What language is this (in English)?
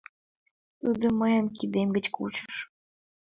Mari